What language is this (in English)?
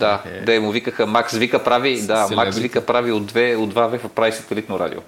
Bulgarian